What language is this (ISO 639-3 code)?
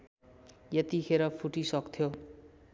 nep